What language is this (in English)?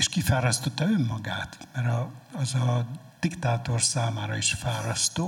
Hungarian